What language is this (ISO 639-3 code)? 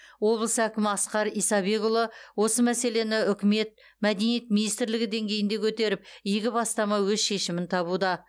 kaz